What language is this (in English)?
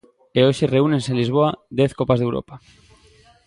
Galician